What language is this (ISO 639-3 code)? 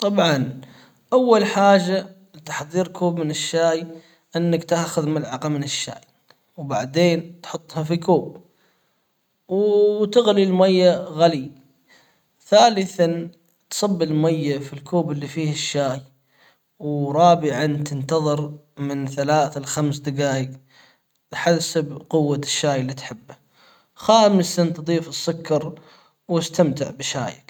acw